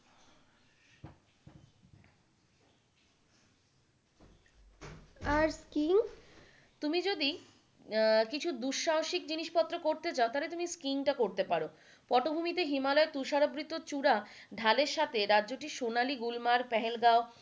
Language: Bangla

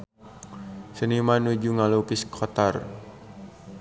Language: Sundanese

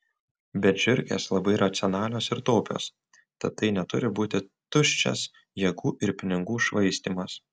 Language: Lithuanian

